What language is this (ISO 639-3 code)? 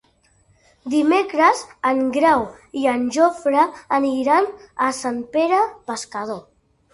cat